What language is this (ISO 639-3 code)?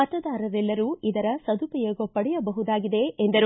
kan